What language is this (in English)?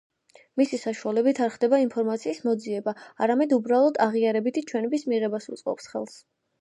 Georgian